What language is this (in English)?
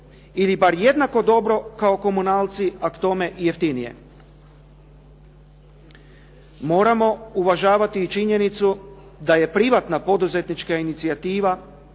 Croatian